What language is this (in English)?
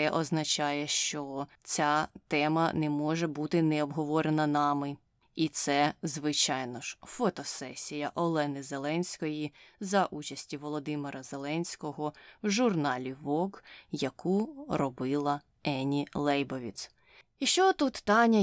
Ukrainian